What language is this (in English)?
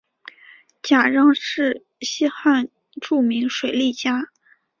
Chinese